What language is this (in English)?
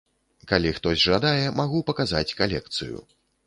Belarusian